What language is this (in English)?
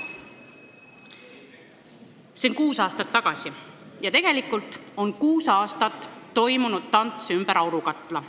Estonian